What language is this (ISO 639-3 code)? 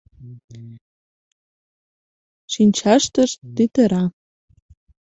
chm